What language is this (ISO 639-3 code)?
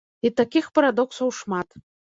bel